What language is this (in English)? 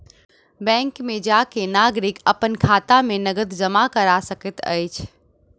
Maithili